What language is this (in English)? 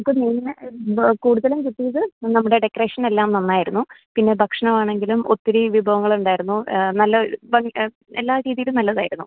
Malayalam